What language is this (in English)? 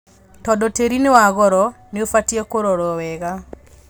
Kikuyu